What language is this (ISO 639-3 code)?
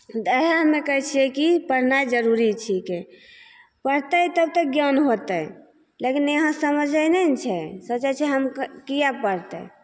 mai